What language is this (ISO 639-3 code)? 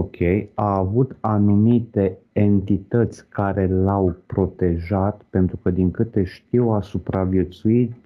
ron